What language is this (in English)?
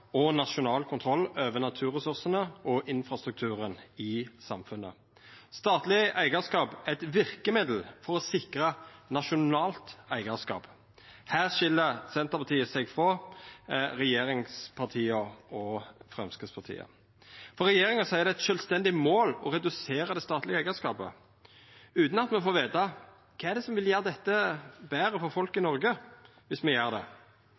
Norwegian Nynorsk